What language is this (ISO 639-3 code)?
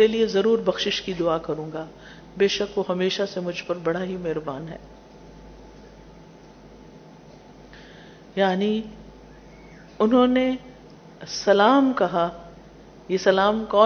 urd